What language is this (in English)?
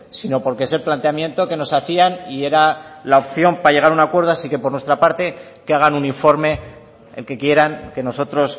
Spanish